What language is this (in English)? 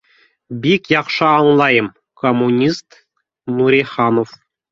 Bashkir